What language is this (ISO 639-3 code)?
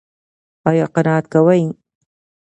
pus